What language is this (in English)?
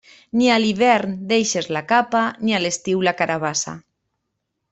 Catalan